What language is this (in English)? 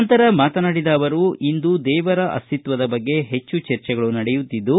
Kannada